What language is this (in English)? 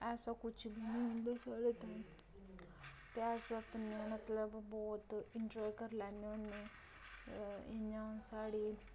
Dogri